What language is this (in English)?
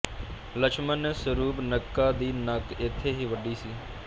Punjabi